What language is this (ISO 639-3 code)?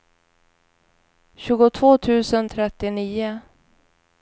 swe